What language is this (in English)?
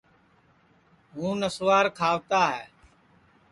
Sansi